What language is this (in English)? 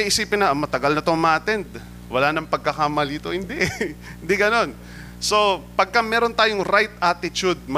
Filipino